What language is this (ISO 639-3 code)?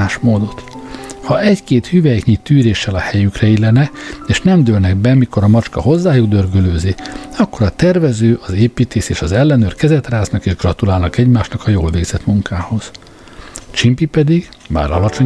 hun